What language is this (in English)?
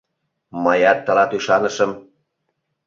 Mari